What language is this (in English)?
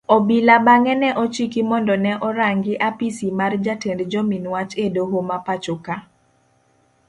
Luo (Kenya and Tanzania)